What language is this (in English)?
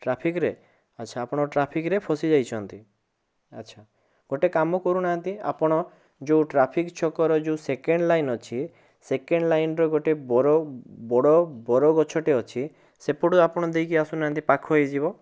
Odia